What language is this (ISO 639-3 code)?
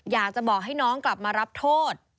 tha